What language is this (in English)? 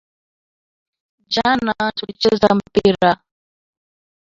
Swahili